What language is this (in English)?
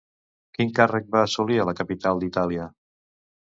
Catalan